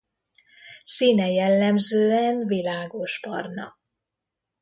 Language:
Hungarian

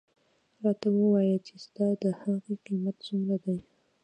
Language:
Pashto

